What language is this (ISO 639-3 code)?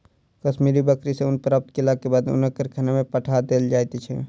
mai